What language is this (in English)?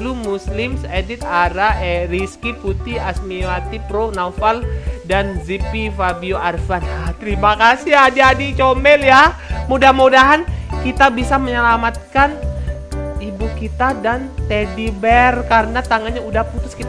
Indonesian